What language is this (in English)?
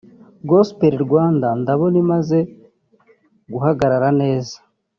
Kinyarwanda